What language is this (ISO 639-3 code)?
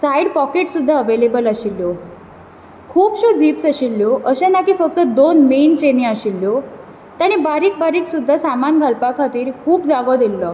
kok